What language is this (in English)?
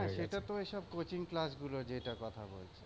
Bangla